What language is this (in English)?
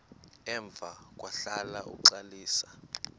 Xhosa